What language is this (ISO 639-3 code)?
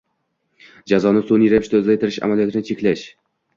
uzb